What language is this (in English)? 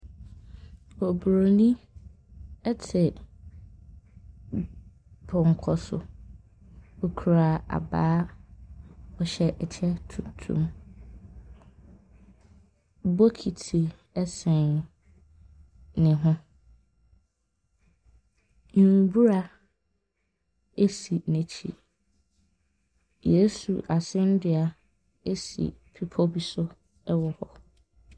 Akan